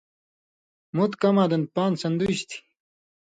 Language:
Indus Kohistani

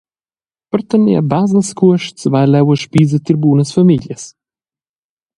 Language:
Romansh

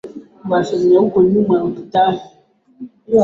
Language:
Swahili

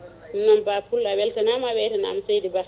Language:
Fula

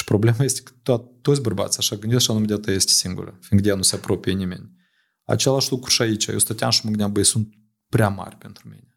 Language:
Romanian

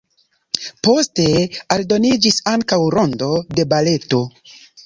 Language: Esperanto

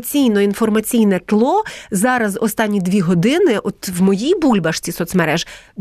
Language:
Ukrainian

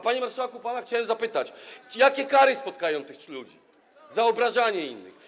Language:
Polish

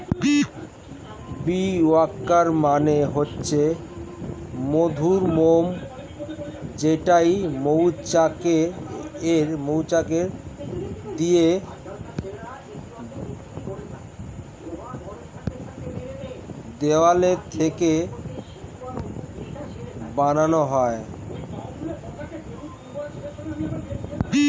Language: Bangla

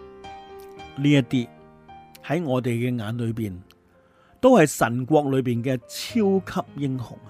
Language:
Chinese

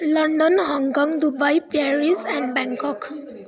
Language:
Nepali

